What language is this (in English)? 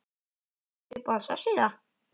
Icelandic